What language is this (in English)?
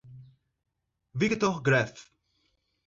Portuguese